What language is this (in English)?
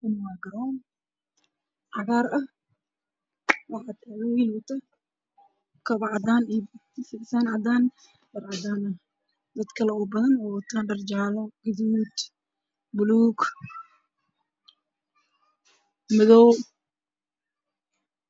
Somali